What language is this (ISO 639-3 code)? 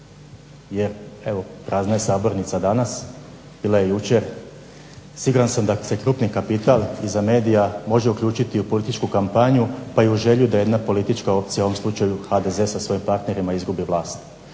hrv